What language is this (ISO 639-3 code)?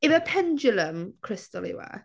cym